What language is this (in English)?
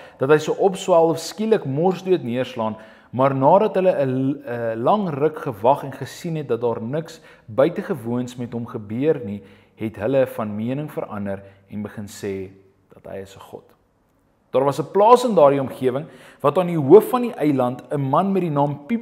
Dutch